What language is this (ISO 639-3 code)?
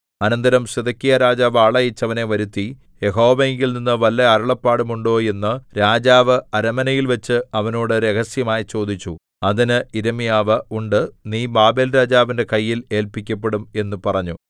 mal